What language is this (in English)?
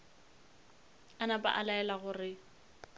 Northern Sotho